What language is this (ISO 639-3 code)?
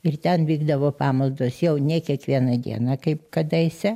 lit